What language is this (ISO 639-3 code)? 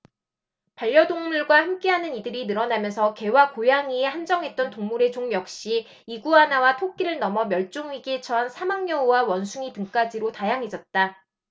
kor